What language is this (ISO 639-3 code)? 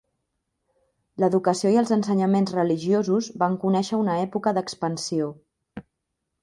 cat